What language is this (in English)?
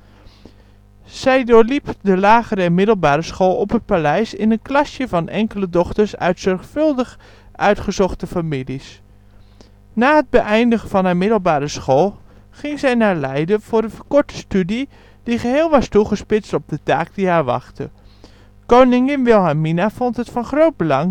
Dutch